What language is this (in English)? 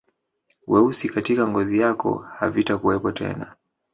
Swahili